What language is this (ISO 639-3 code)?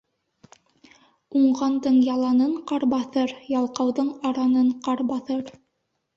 bak